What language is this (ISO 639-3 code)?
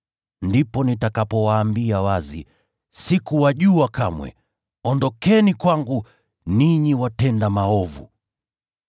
swa